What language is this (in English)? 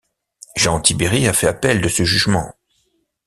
French